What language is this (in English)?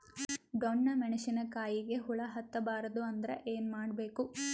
Kannada